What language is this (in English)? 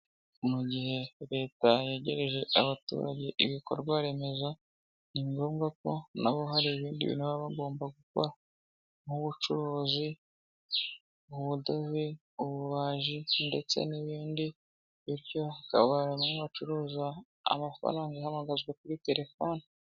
Kinyarwanda